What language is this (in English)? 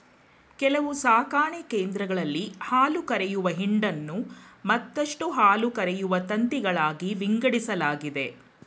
Kannada